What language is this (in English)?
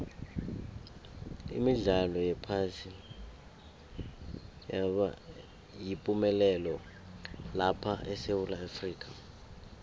South Ndebele